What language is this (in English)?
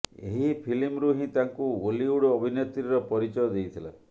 Odia